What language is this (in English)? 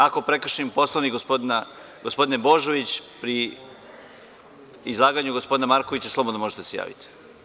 Serbian